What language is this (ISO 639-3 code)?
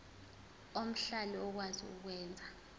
zul